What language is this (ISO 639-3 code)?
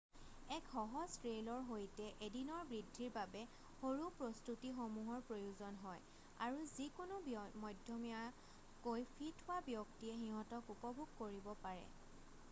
asm